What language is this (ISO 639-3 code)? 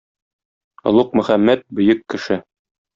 tat